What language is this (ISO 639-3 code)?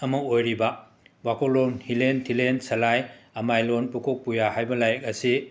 mni